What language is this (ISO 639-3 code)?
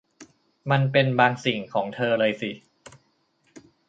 tha